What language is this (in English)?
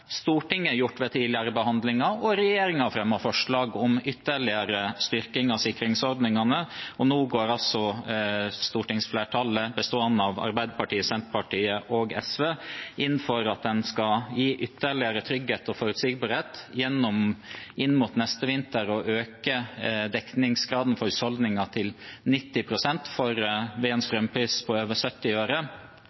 Norwegian Bokmål